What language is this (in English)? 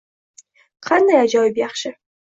Uzbek